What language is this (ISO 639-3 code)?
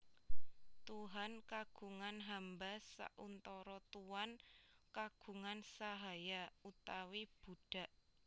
jav